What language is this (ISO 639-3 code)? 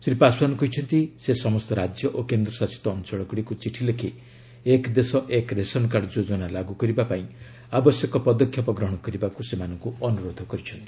ori